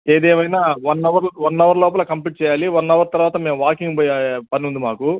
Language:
Telugu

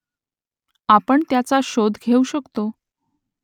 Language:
Marathi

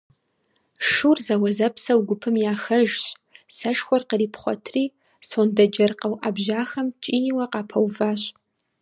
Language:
Kabardian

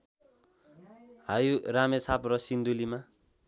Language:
Nepali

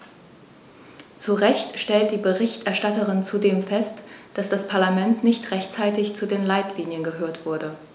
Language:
German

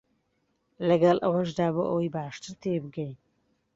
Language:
Central Kurdish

